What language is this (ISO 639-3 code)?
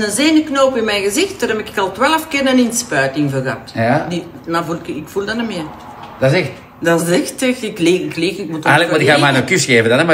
nld